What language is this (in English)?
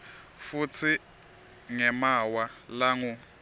Swati